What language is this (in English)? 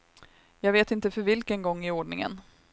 Swedish